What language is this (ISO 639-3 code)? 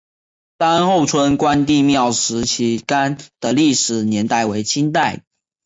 zho